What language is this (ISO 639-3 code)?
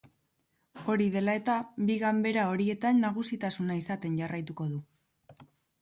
eus